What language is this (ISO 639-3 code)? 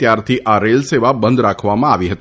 guj